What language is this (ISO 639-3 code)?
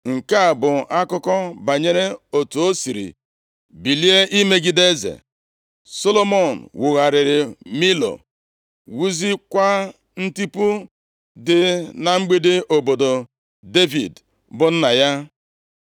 ibo